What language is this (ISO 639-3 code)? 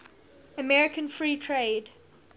eng